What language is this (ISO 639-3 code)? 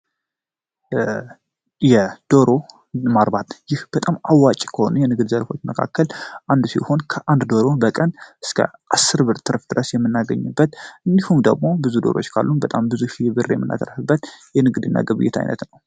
amh